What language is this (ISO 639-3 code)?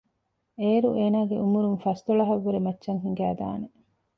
div